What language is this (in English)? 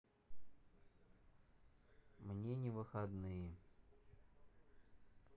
Russian